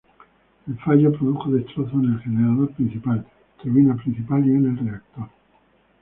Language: Spanish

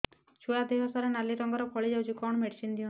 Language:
Odia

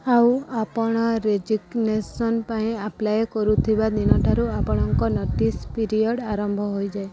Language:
Odia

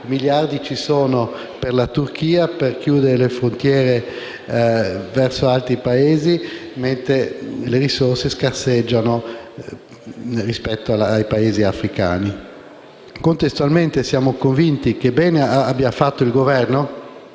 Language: Italian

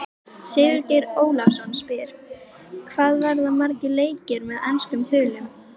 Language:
Icelandic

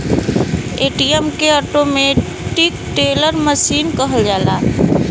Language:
Bhojpuri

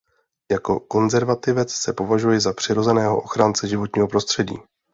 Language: Czech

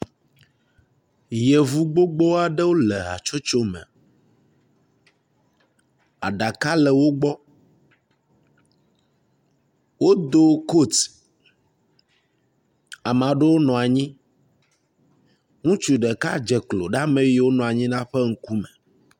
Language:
Ewe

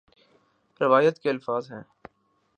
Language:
Urdu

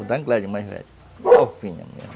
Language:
Portuguese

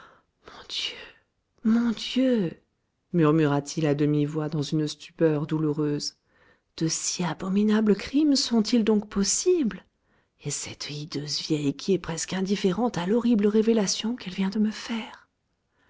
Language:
French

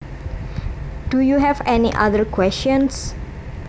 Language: Javanese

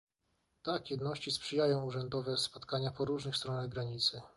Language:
Polish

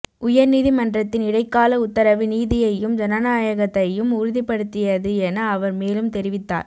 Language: Tamil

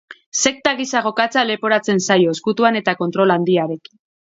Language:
Basque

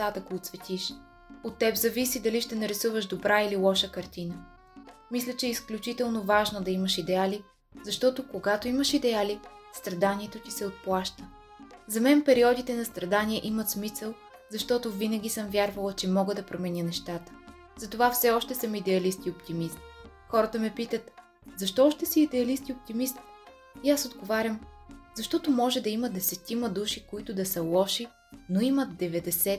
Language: Bulgarian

